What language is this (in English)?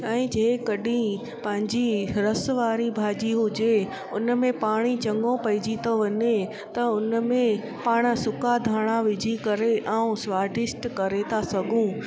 Sindhi